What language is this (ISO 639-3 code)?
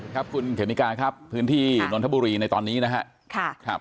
tha